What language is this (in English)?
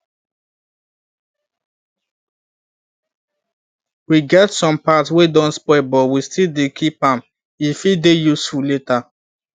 Nigerian Pidgin